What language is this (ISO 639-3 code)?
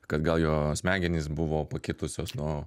lit